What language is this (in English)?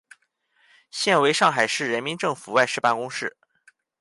Chinese